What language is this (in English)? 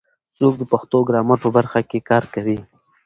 Pashto